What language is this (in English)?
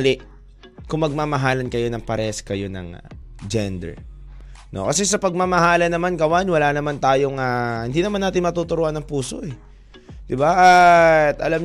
Filipino